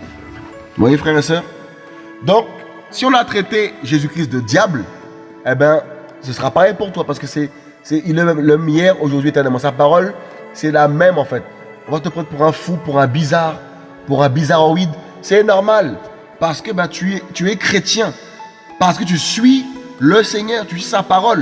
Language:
French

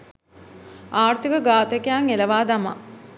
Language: Sinhala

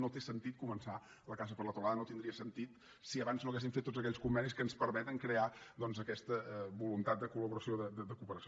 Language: Catalan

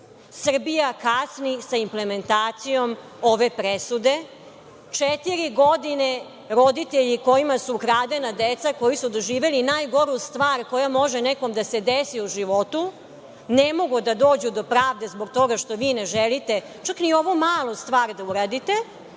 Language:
Serbian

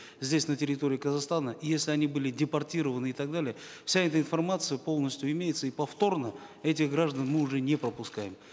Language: Kazakh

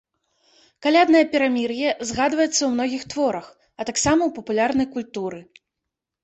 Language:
Belarusian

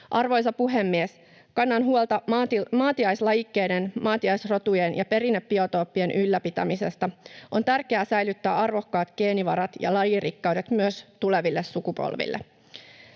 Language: Finnish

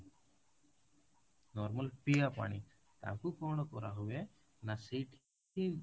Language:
Odia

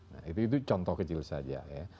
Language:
Indonesian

